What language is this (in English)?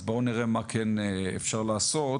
Hebrew